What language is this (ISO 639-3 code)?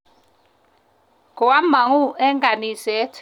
kln